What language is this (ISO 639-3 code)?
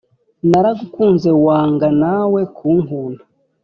kin